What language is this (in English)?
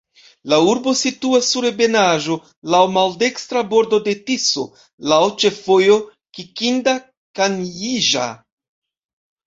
Esperanto